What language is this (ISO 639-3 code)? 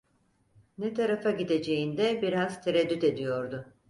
tur